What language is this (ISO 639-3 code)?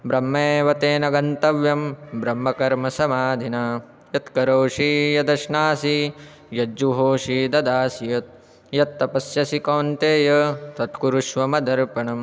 san